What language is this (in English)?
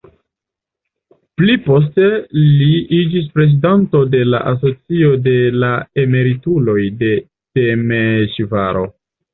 Esperanto